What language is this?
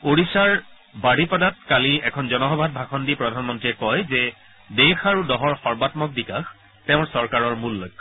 Assamese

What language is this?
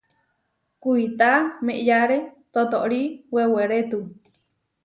Huarijio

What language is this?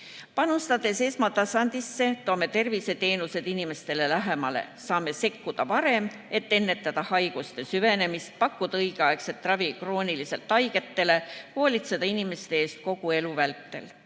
Estonian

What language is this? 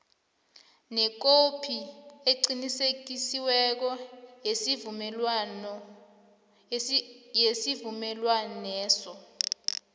South Ndebele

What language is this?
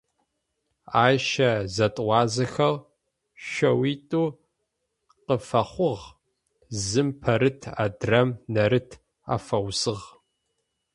Adyghe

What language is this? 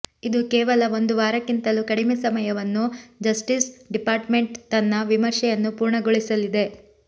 Kannada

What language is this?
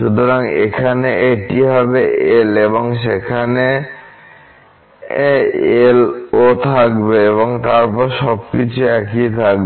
Bangla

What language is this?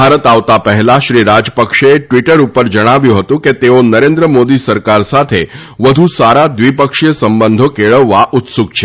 Gujarati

